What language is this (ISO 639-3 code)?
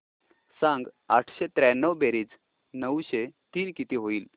mar